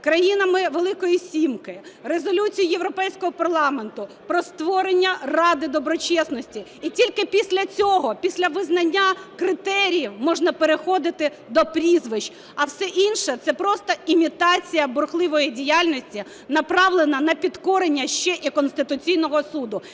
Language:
Ukrainian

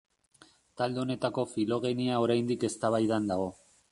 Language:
Basque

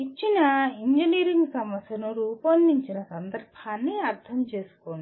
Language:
Telugu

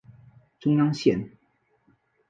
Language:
Chinese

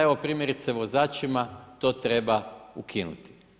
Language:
Croatian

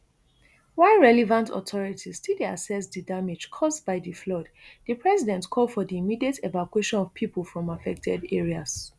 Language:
Nigerian Pidgin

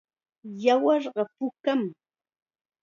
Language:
Chiquián Ancash Quechua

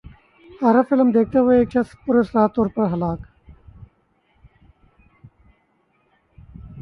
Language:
Urdu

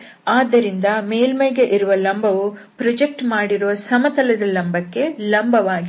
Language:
Kannada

